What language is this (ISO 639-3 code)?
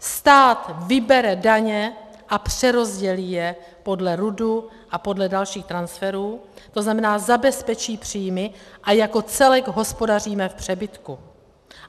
ces